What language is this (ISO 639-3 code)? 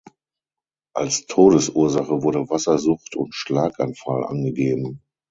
deu